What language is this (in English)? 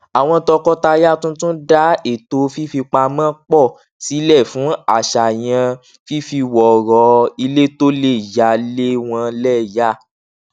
Yoruba